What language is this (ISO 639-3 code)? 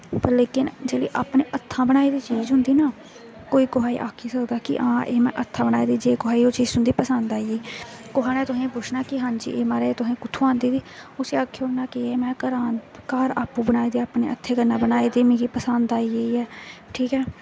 doi